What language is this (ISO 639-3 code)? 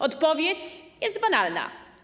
pol